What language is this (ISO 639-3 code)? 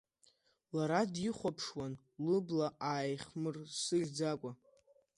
abk